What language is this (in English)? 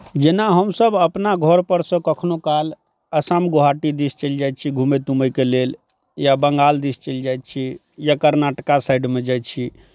Maithili